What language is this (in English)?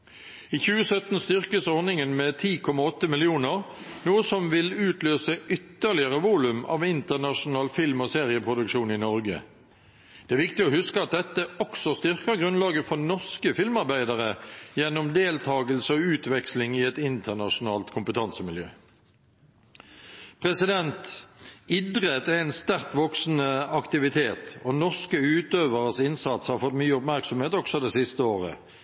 Norwegian Bokmål